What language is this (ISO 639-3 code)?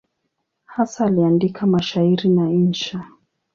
swa